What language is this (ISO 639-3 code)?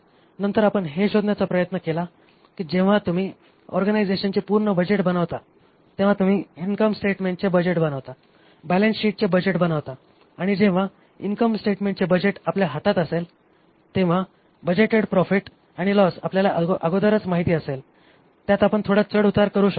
mar